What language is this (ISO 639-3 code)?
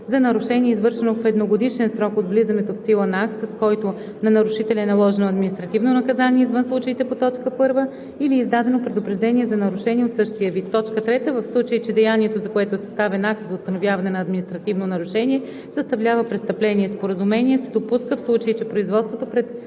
bul